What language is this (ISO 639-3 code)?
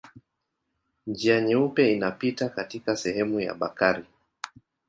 swa